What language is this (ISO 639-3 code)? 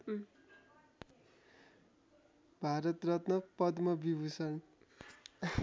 nep